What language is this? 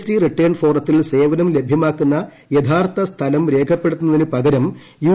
Malayalam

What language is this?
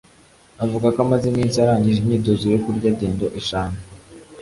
Kinyarwanda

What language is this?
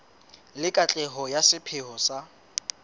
Southern Sotho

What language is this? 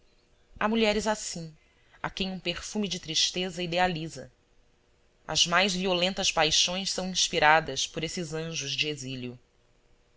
Portuguese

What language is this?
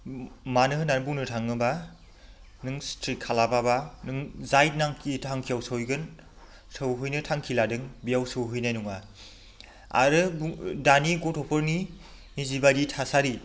Bodo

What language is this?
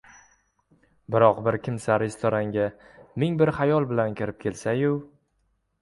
Uzbek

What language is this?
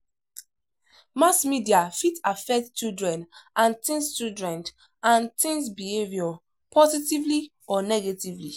Nigerian Pidgin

